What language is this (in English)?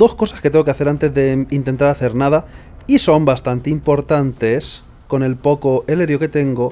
Spanish